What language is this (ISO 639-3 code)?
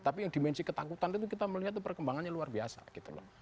ind